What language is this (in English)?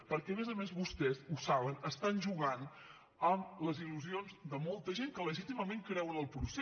Catalan